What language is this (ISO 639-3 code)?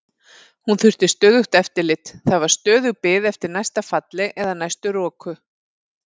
isl